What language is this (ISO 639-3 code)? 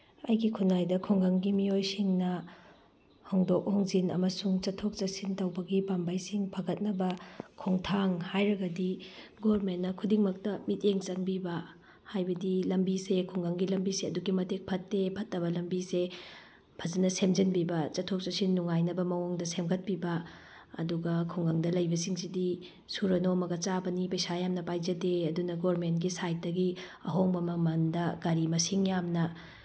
mni